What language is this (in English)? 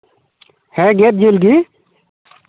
Santali